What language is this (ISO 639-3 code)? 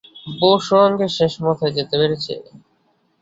ben